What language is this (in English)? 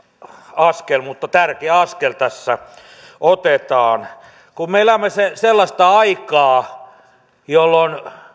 Finnish